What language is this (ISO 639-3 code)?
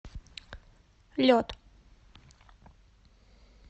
rus